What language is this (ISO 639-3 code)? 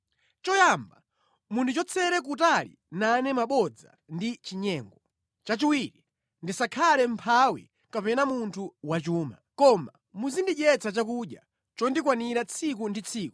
nya